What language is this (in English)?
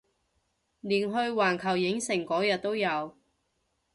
Cantonese